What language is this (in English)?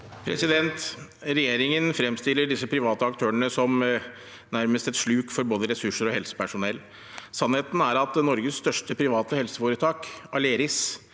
Norwegian